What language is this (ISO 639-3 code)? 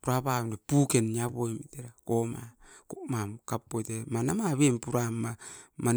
eiv